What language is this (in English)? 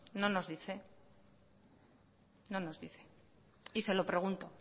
Spanish